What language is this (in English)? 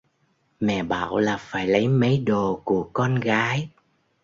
Vietnamese